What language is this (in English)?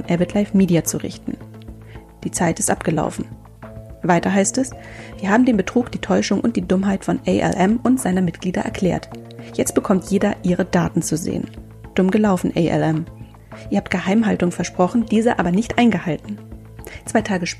German